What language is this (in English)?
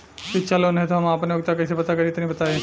Bhojpuri